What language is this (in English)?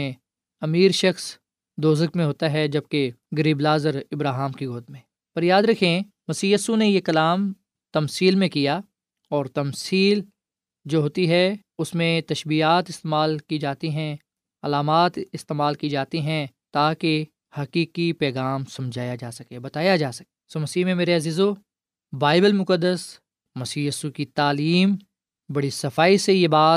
Urdu